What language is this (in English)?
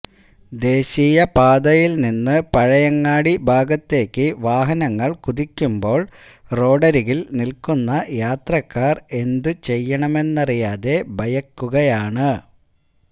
Malayalam